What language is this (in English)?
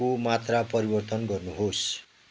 Nepali